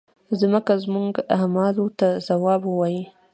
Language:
Pashto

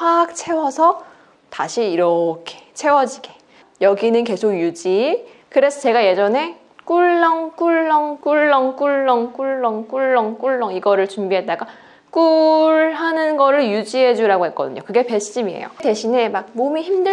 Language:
Korean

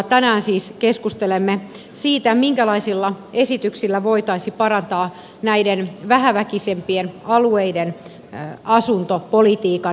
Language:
Finnish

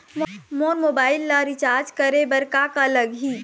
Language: Chhattisgarhi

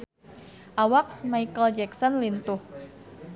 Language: Sundanese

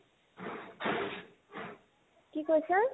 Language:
Assamese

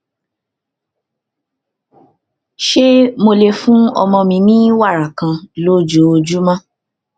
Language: Yoruba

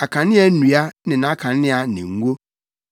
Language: Akan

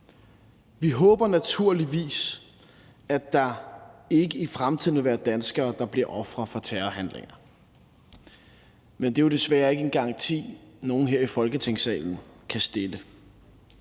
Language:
Danish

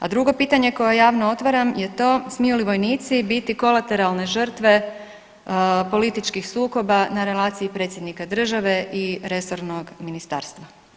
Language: Croatian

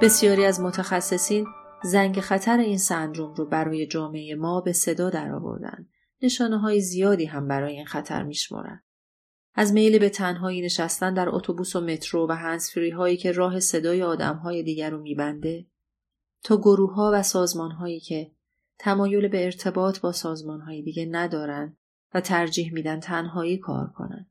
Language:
Persian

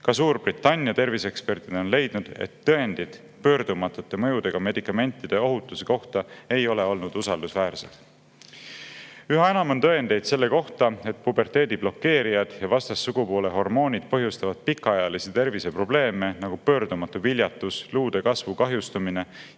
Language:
Estonian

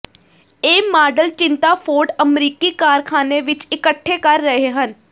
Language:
Punjabi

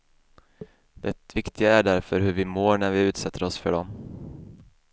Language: Swedish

